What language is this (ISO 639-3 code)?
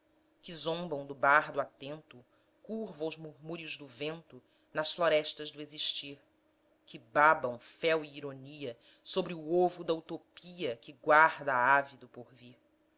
por